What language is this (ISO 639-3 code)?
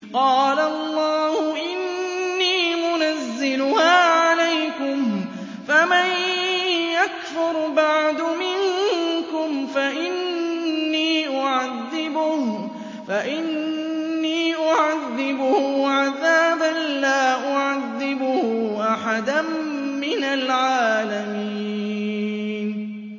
ara